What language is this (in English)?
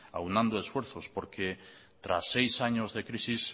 Spanish